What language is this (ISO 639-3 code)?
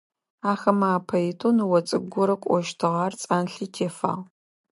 ady